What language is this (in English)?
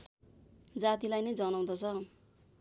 Nepali